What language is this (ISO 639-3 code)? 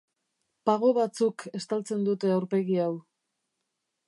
eus